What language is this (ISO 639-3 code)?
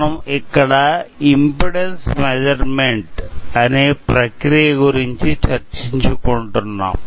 tel